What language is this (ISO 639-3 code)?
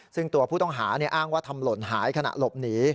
tha